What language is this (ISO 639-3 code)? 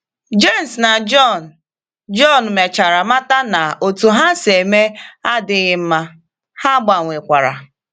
ibo